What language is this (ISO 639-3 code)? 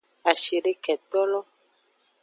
ajg